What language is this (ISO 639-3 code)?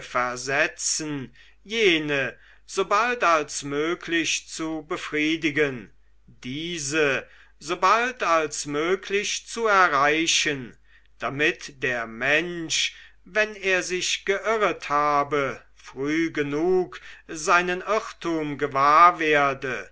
deu